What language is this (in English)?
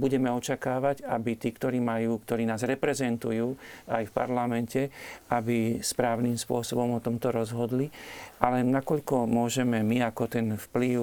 Slovak